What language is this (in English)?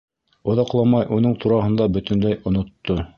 Bashkir